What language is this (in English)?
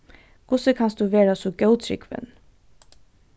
Faroese